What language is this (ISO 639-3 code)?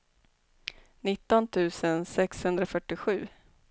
swe